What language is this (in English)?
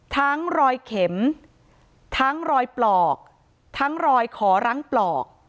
Thai